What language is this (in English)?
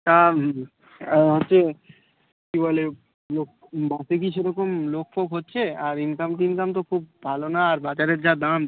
Bangla